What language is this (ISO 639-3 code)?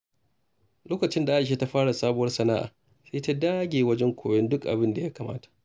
hau